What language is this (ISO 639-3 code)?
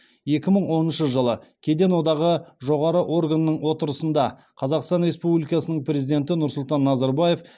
kaz